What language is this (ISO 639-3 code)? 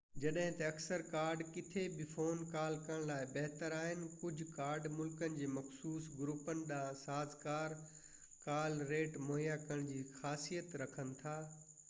snd